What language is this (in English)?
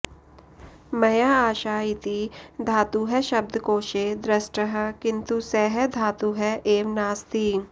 Sanskrit